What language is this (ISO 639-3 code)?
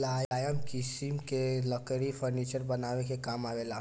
bho